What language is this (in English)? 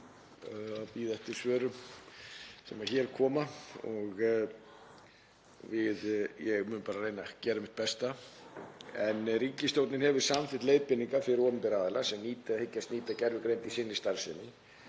Icelandic